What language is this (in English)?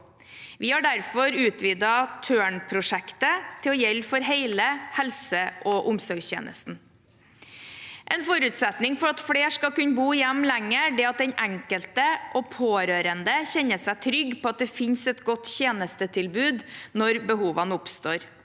Norwegian